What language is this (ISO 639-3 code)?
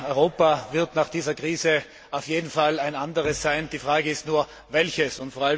deu